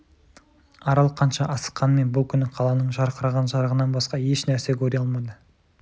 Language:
Kazakh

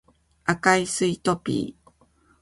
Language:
Japanese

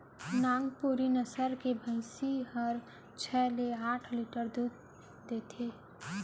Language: Chhattisgarhi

